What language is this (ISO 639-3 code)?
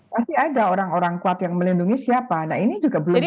ind